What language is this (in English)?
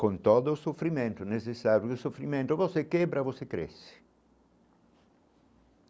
Portuguese